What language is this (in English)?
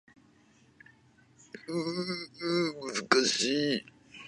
Japanese